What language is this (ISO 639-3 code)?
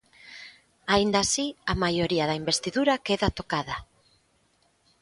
glg